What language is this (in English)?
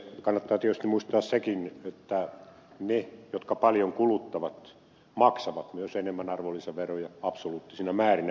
Finnish